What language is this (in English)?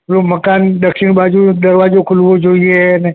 Gujarati